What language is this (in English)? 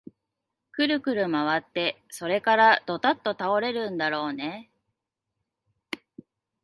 Japanese